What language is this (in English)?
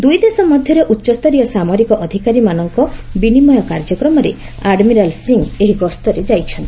Odia